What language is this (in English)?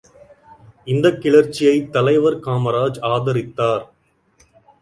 Tamil